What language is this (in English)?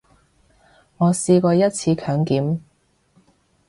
Cantonese